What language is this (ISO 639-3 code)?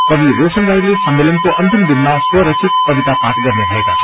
nep